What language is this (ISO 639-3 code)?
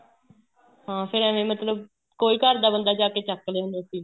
pan